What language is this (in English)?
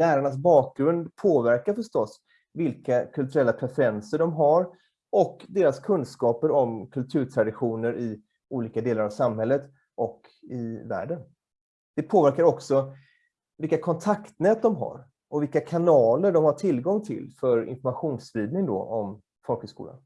Swedish